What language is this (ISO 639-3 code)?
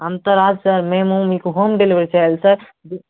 tel